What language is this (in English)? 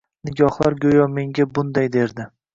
Uzbek